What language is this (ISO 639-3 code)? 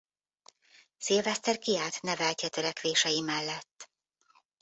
hun